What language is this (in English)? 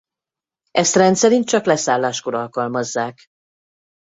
Hungarian